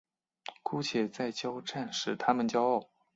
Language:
Chinese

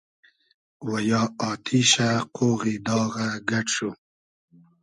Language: Hazaragi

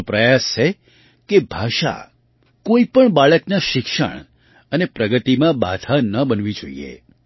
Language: Gujarati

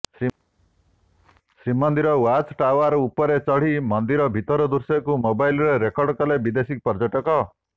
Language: Odia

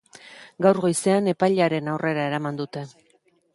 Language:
Basque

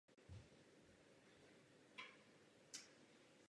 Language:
Czech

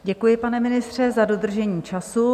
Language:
Czech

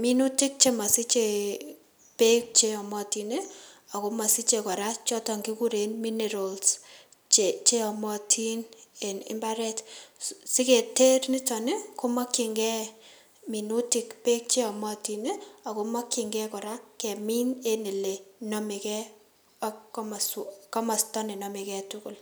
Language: Kalenjin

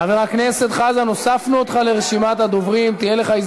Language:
Hebrew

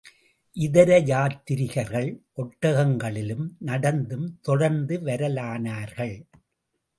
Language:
Tamil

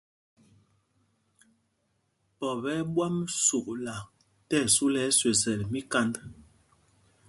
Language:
Mpumpong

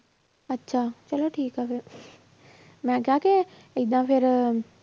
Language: Punjabi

